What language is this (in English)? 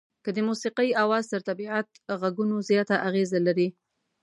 Pashto